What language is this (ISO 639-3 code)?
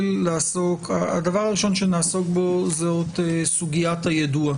heb